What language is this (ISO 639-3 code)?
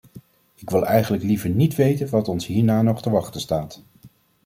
nld